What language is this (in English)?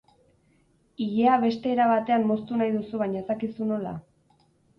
Basque